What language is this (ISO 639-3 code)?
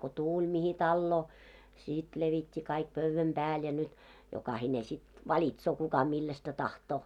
fin